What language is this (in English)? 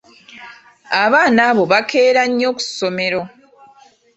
Ganda